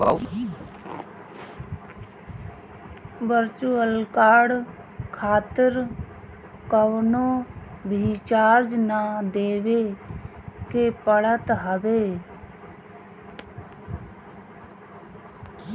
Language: Bhojpuri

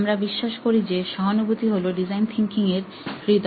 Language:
Bangla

